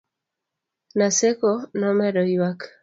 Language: Luo (Kenya and Tanzania)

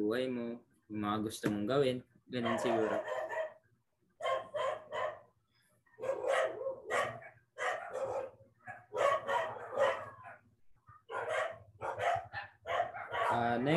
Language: Filipino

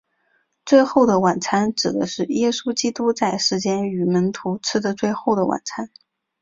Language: Chinese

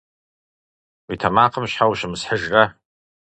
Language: Kabardian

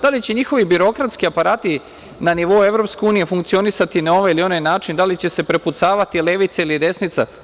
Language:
Serbian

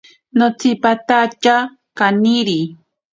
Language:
Ashéninka Perené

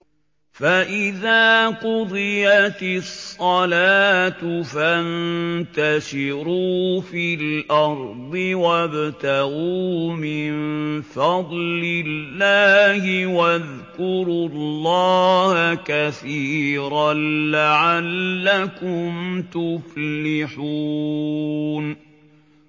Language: Arabic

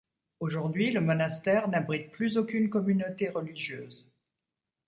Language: French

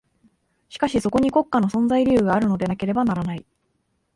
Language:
Japanese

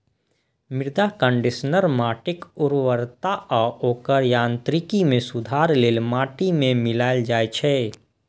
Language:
Maithili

